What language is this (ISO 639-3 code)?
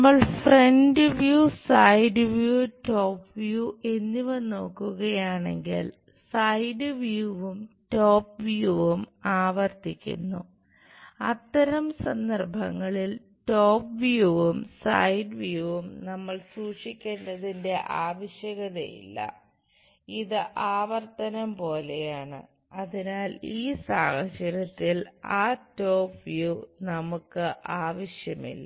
mal